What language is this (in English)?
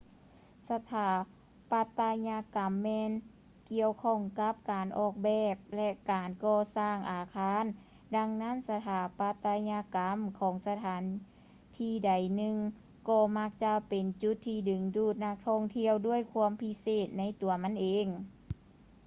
Lao